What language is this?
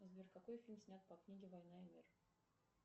Russian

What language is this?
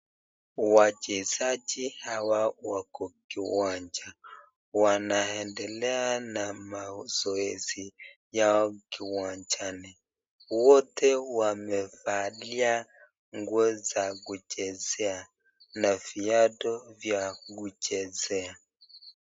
Swahili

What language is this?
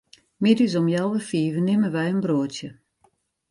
Western Frisian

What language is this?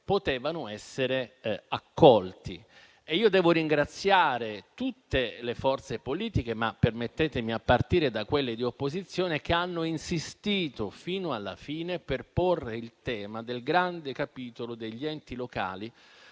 Italian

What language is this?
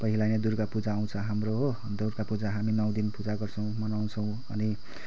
Nepali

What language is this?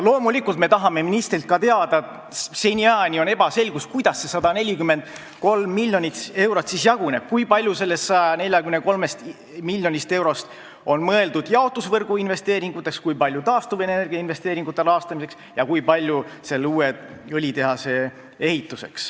Estonian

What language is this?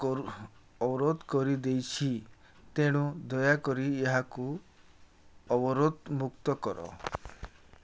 Odia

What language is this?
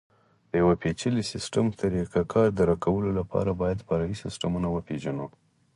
Pashto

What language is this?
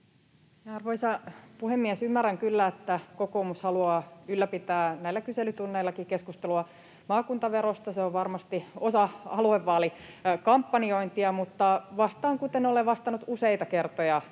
Finnish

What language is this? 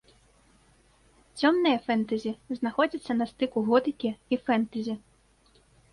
Belarusian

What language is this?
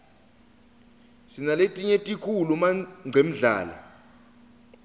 Swati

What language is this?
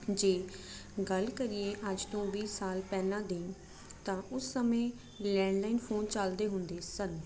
Punjabi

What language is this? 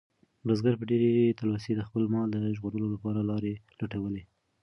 Pashto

